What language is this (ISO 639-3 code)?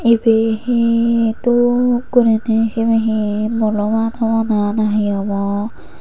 ccp